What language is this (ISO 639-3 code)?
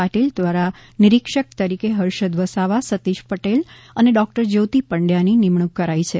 guj